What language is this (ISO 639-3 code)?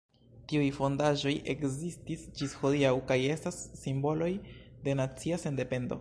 epo